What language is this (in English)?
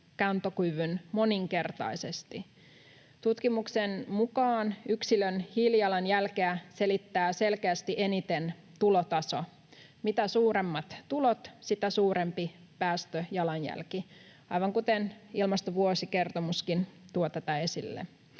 Finnish